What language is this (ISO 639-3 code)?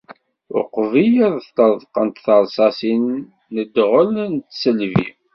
kab